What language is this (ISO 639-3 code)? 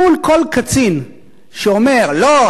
heb